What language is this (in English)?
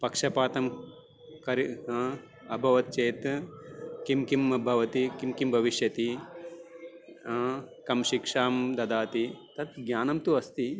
Sanskrit